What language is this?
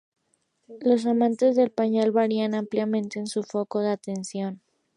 Spanish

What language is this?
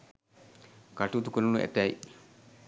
Sinhala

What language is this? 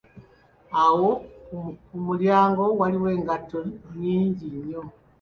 Ganda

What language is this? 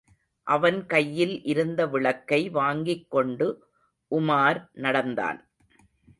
Tamil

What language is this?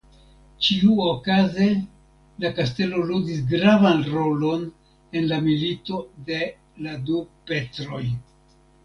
Esperanto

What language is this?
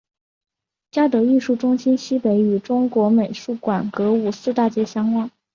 Chinese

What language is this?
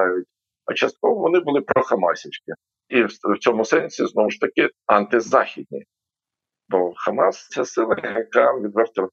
Ukrainian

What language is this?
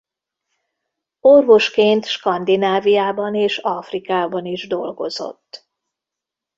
Hungarian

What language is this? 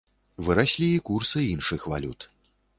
Belarusian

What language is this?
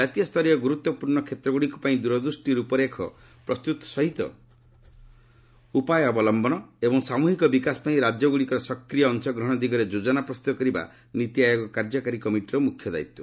Odia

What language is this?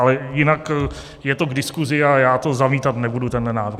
Czech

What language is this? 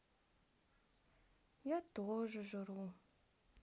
Russian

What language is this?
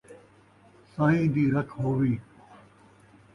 Saraiki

